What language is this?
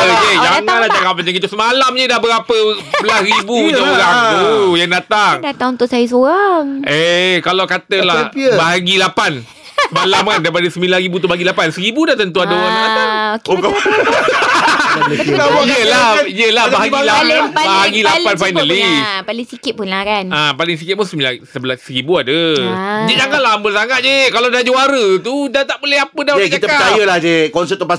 Malay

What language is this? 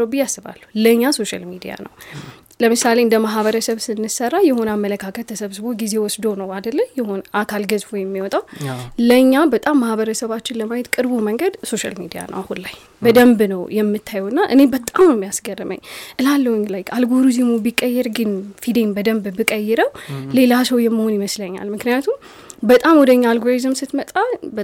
Amharic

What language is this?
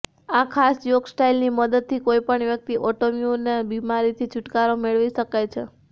Gujarati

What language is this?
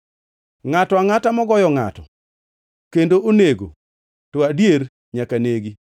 Luo (Kenya and Tanzania)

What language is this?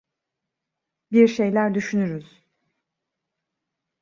Turkish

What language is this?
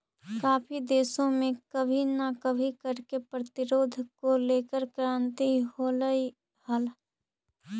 Magahi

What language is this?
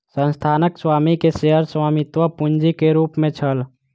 Maithili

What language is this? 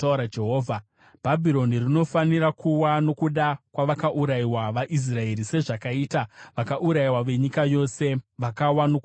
Shona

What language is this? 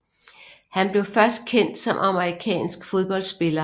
Danish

